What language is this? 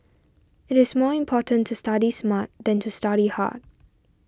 English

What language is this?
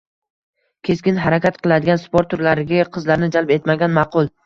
Uzbek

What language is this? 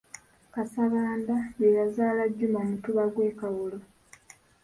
Ganda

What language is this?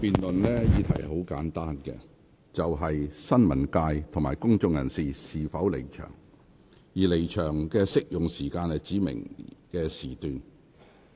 Cantonese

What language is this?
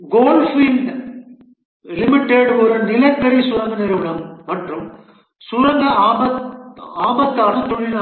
Tamil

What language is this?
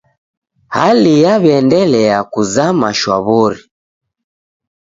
Taita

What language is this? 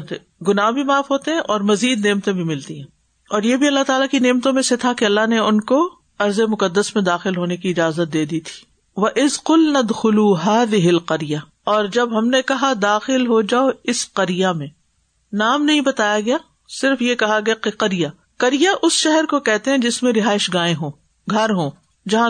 Urdu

